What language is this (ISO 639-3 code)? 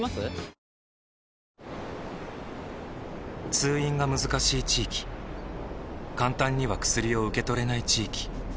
jpn